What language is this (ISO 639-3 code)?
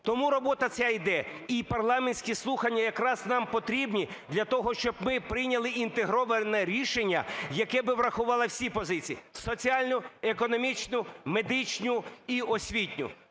ukr